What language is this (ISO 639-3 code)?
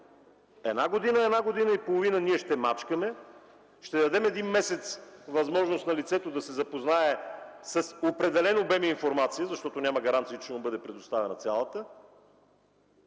bul